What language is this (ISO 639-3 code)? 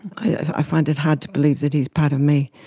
eng